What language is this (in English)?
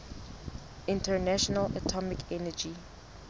Southern Sotho